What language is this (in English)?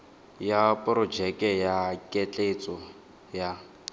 Tswana